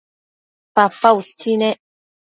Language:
Matsés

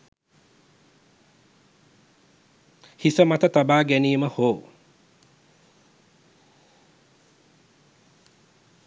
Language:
Sinhala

